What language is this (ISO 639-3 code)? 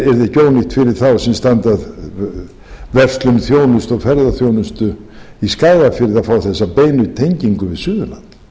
isl